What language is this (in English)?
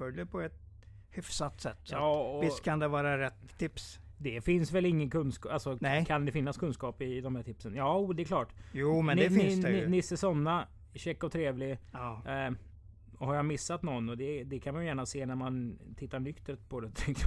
Swedish